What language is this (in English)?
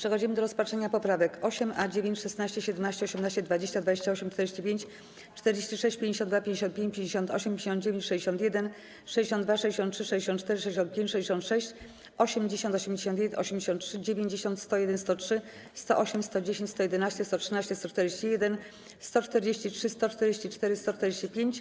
Polish